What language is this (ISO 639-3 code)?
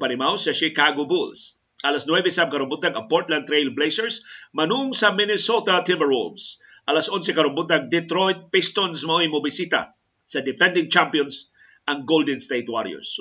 fil